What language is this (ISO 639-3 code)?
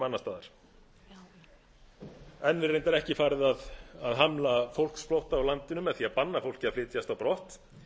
isl